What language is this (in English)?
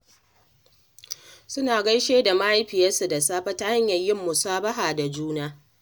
Hausa